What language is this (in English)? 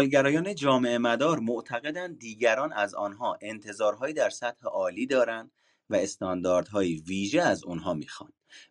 Persian